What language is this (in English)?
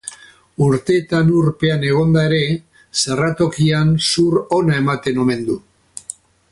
Basque